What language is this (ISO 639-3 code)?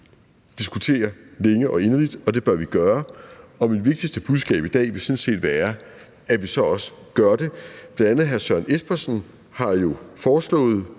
dan